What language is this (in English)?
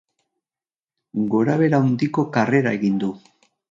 Basque